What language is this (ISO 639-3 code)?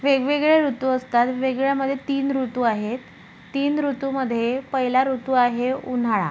mar